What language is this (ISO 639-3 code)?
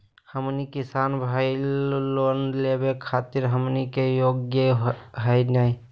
mag